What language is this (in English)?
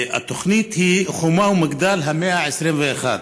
Hebrew